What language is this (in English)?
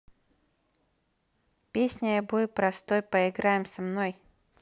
Russian